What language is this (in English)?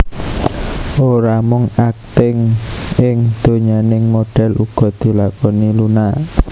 Javanese